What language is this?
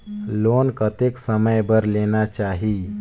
Chhattisgarhi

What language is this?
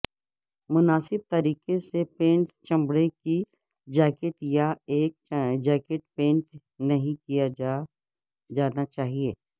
Urdu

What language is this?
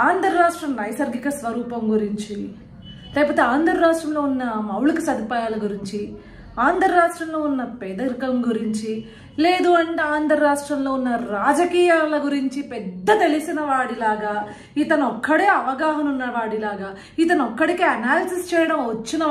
Telugu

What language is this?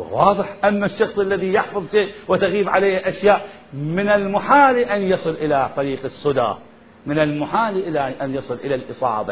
Arabic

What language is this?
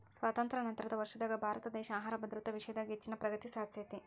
Kannada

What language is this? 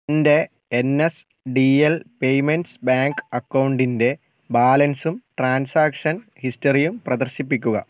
Malayalam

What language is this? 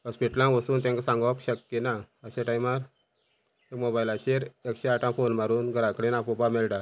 Konkani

